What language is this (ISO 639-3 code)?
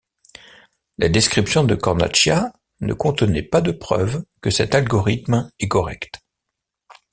fra